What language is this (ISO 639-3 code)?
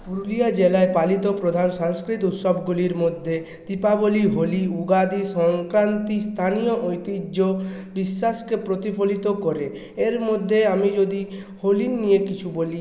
ben